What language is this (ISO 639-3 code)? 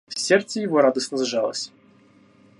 rus